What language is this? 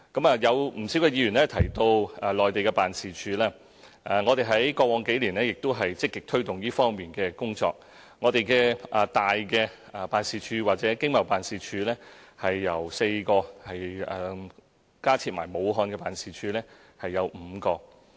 Cantonese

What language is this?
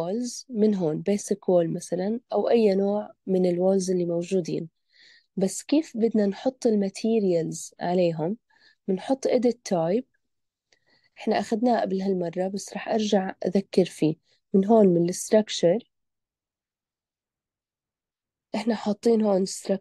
Arabic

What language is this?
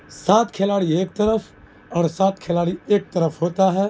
Urdu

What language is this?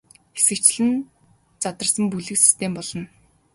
Mongolian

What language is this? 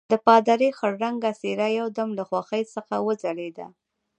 Pashto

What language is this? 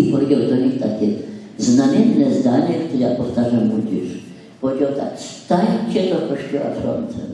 Polish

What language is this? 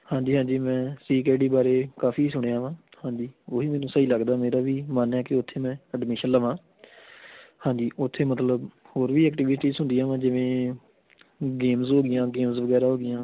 Punjabi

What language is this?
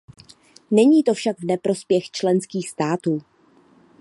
Czech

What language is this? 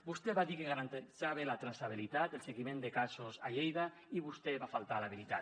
Catalan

